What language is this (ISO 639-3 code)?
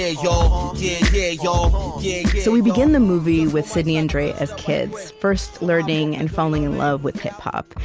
eng